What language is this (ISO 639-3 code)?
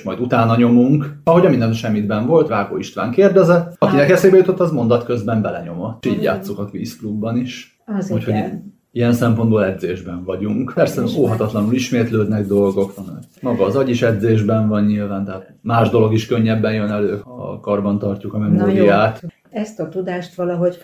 hun